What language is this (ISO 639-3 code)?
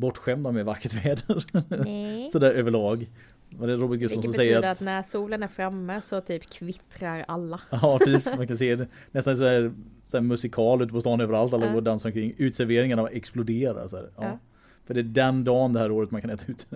swe